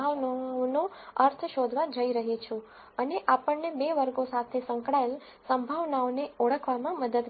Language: Gujarati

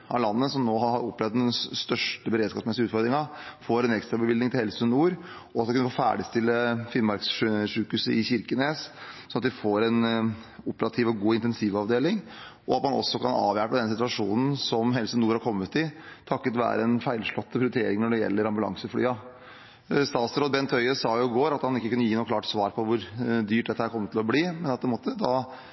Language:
Norwegian Bokmål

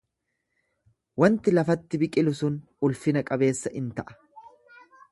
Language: Oromo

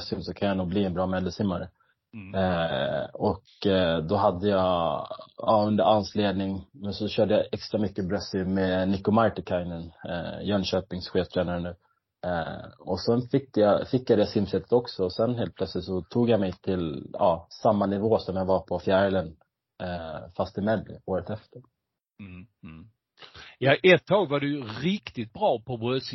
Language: Swedish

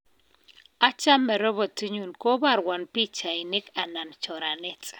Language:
Kalenjin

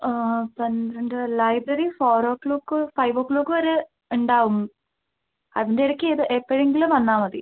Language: Malayalam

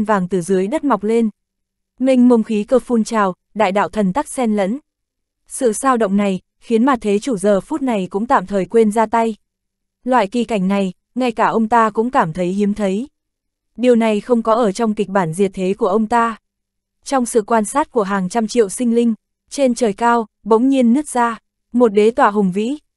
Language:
Vietnamese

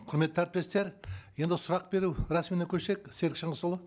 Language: Kazakh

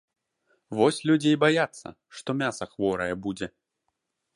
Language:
Belarusian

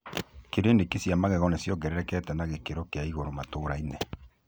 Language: Kikuyu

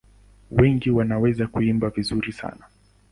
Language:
Swahili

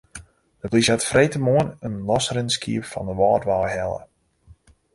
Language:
Western Frisian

